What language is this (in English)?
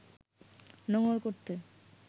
Bangla